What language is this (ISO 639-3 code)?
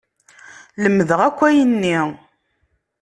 kab